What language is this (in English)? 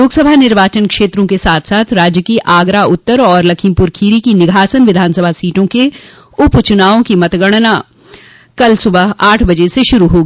Hindi